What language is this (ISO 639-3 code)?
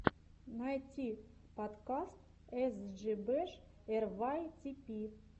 rus